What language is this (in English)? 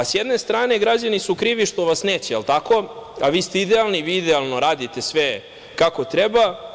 Serbian